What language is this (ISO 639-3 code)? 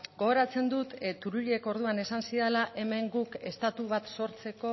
eus